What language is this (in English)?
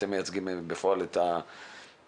Hebrew